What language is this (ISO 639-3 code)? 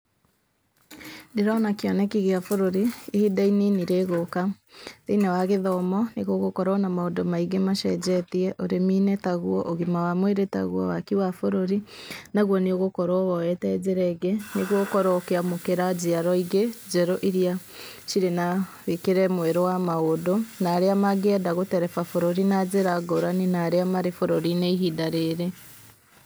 kik